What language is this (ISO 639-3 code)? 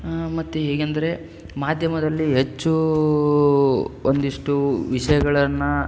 kan